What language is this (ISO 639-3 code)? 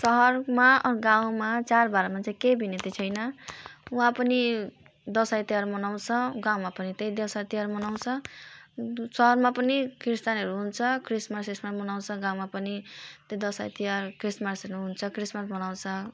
nep